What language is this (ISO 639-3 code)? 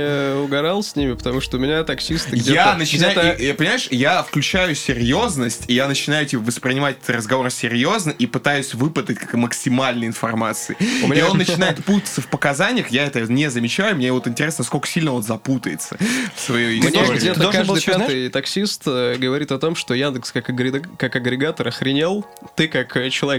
rus